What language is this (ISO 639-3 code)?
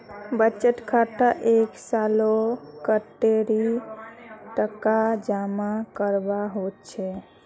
mag